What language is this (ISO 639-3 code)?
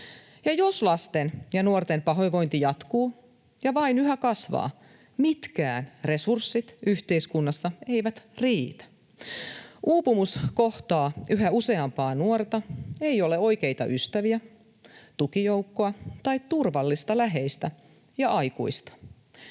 fin